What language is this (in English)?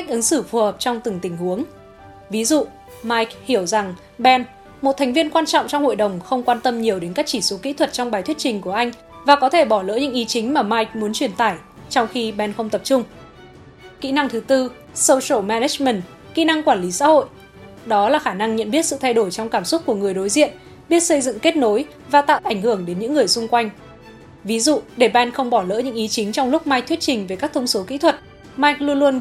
Vietnamese